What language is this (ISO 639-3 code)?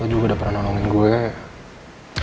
ind